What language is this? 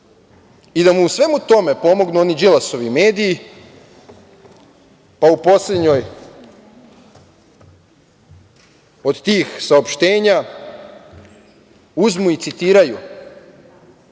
Serbian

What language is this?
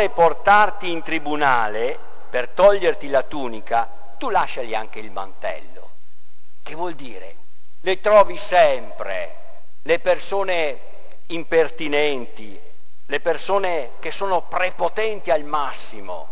Italian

